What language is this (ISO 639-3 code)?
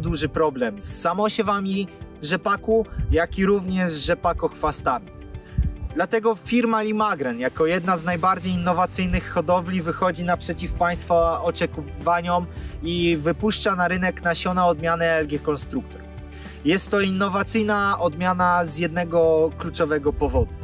pol